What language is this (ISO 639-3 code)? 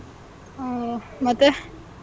kan